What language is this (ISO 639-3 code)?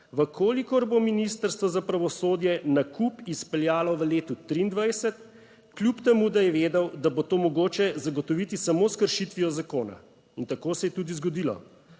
slv